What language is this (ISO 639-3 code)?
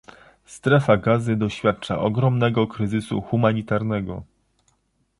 pol